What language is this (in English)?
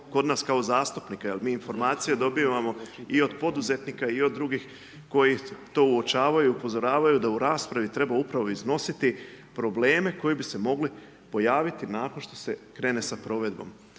Croatian